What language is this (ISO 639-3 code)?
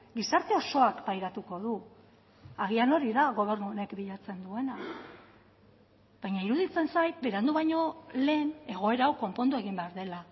eus